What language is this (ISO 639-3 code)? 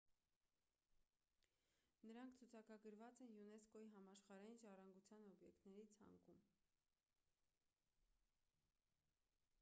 hye